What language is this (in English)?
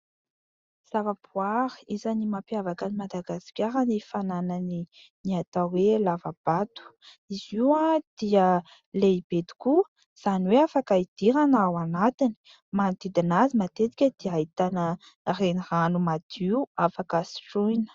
Malagasy